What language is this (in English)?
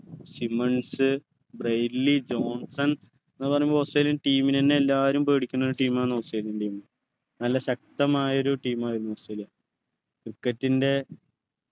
Malayalam